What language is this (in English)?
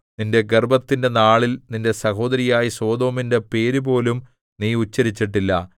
Malayalam